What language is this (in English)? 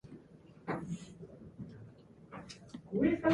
English